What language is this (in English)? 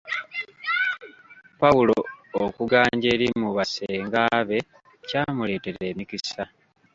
Ganda